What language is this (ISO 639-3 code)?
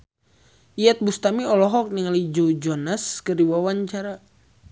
sun